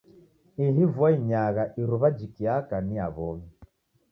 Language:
Taita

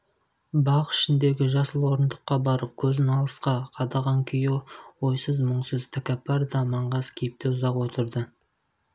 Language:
Kazakh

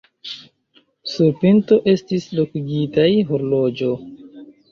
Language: Esperanto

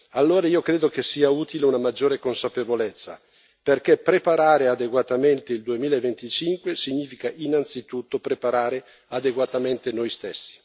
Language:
Italian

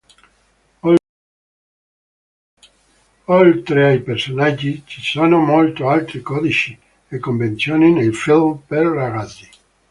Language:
Italian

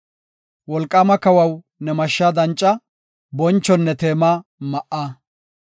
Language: Gofa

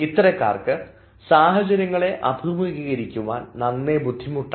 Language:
Malayalam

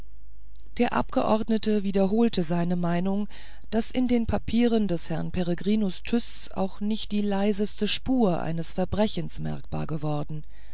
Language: German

